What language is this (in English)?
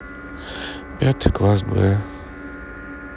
Russian